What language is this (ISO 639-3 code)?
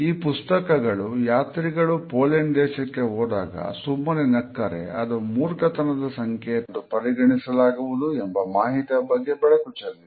kan